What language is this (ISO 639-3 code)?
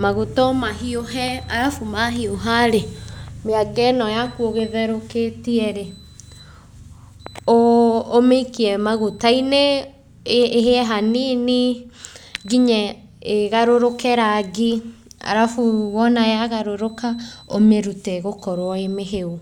kik